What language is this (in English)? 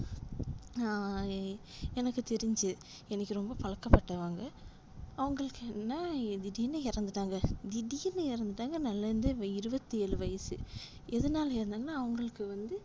Tamil